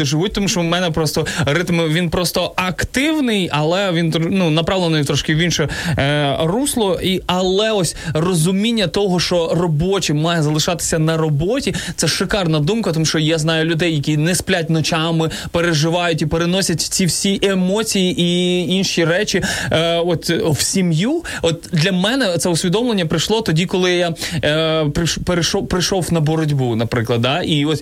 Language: Ukrainian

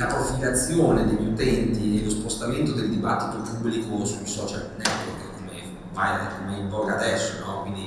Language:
Italian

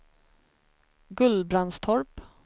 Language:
Swedish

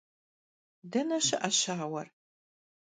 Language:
Kabardian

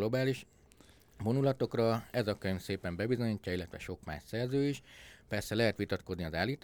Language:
Hungarian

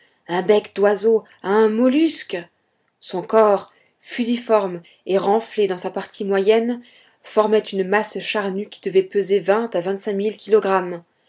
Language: French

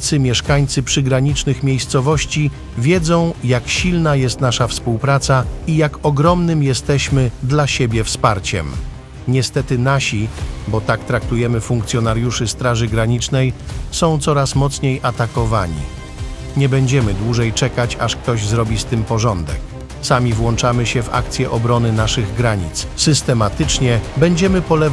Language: Polish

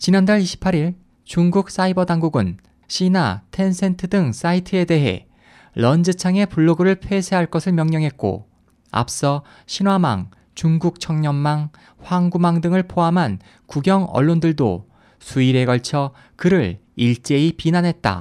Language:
Korean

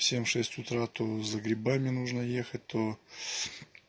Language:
Russian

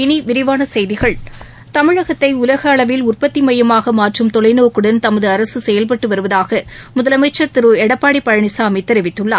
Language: Tamil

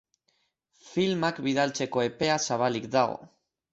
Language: Basque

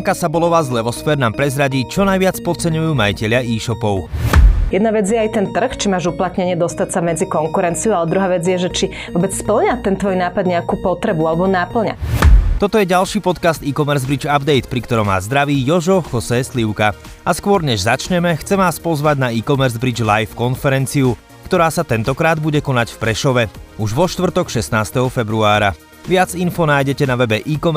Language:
Slovak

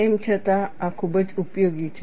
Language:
Gujarati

